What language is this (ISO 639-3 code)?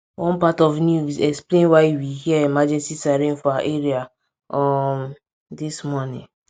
pcm